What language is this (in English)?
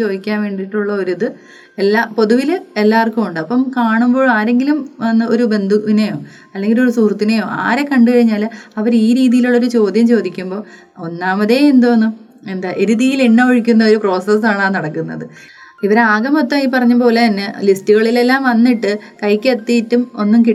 Malayalam